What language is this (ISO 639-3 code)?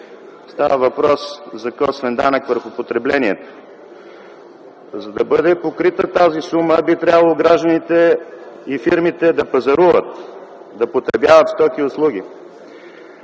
bul